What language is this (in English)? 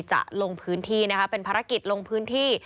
Thai